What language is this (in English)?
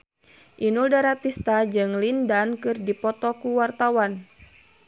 Sundanese